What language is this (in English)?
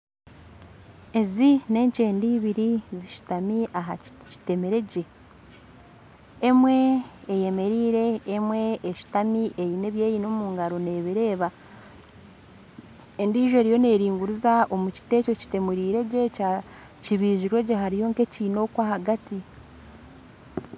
Nyankole